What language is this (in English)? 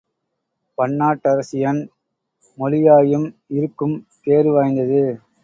Tamil